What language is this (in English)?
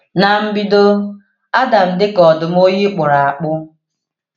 Igbo